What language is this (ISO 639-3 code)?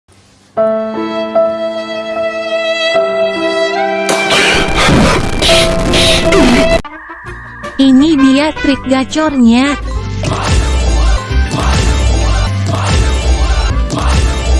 ind